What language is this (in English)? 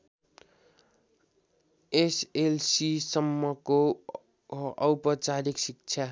Nepali